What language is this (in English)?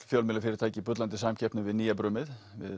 Icelandic